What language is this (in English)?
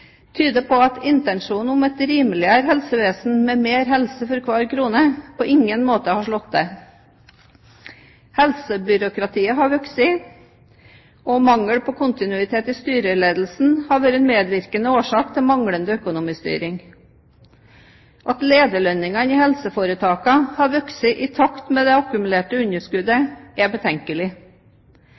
Norwegian Bokmål